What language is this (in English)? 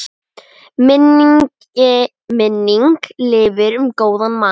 Icelandic